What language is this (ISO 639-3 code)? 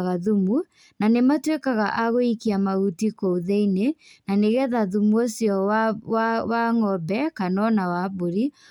kik